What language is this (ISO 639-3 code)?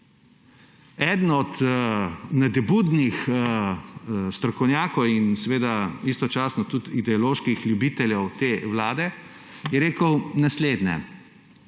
slv